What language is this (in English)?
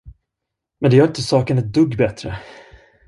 Swedish